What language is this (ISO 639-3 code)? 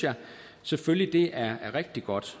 dan